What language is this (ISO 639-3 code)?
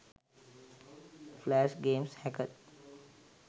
sin